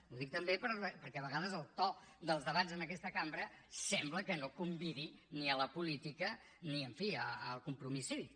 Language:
Catalan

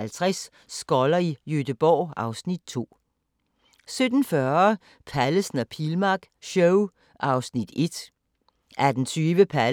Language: Danish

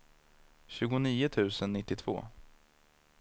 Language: Swedish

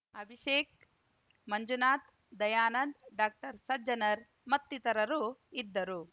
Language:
Kannada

